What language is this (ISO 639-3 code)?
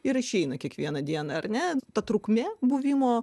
lit